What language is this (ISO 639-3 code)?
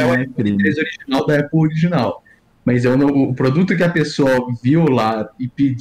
por